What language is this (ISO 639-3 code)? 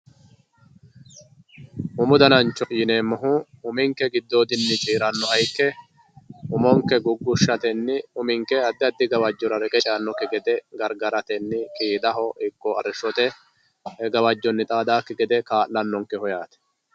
sid